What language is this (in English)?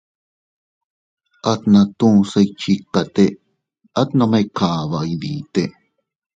Teutila Cuicatec